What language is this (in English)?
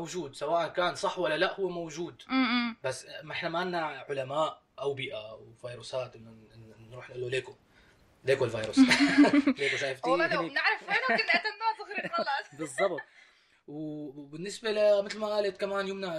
Arabic